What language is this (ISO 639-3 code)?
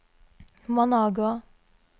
nor